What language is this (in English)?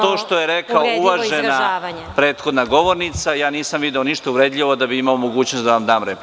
Serbian